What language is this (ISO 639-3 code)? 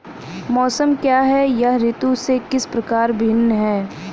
hin